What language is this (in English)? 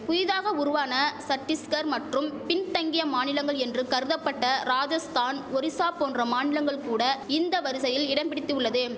Tamil